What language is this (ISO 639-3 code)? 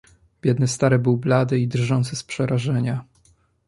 pol